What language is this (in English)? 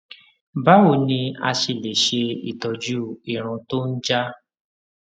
Yoruba